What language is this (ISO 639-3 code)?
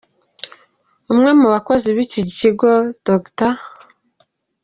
kin